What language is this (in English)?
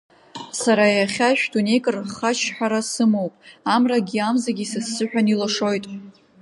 Abkhazian